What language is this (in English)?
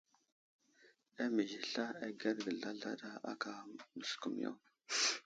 Wuzlam